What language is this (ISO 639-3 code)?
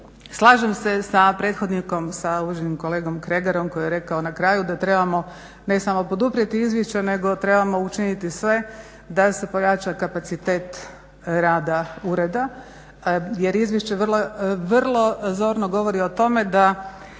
hrv